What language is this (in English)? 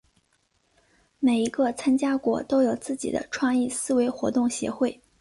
Chinese